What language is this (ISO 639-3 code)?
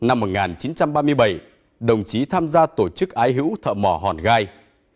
vie